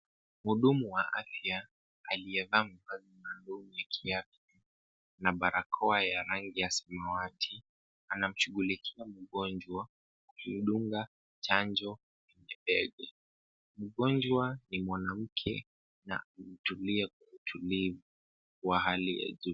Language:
Swahili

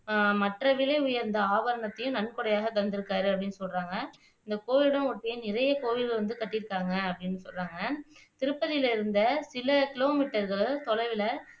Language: Tamil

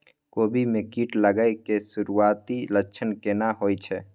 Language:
Maithili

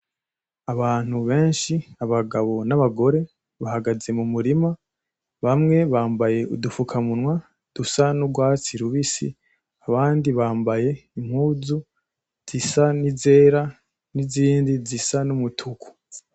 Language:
Rundi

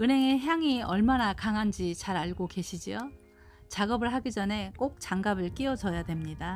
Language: Korean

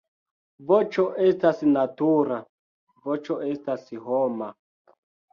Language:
Esperanto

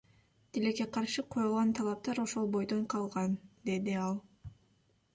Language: Kyrgyz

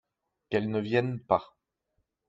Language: French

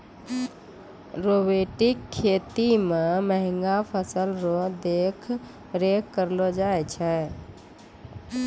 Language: Maithili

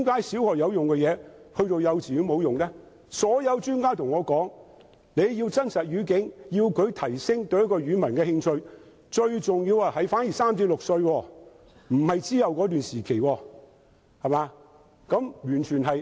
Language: Cantonese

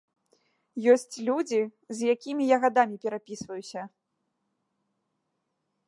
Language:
Belarusian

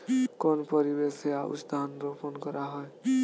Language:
Bangla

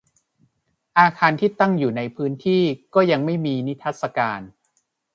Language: Thai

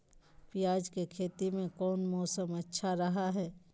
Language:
Magahi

